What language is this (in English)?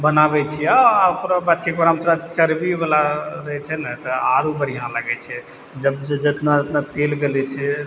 Maithili